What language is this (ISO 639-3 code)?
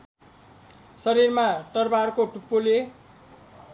nep